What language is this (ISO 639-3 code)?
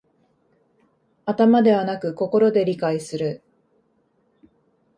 jpn